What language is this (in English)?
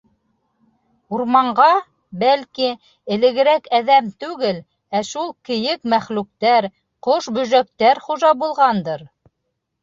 Bashkir